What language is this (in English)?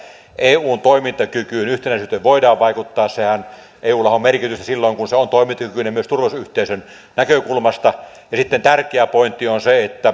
Finnish